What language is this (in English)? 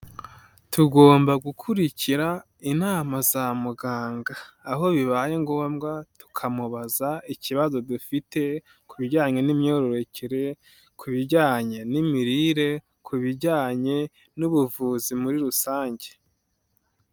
Kinyarwanda